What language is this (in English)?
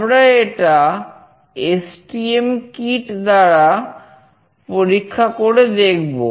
Bangla